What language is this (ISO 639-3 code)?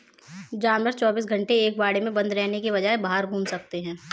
hin